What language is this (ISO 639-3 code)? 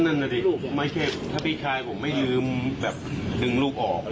tha